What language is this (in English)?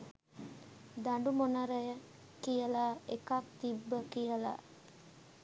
Sinhala